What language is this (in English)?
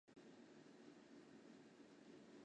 Chinese